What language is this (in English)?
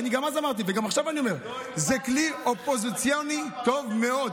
Hebrew